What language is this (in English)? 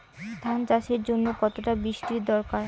Bangla